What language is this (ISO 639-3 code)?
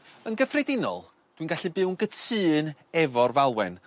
cym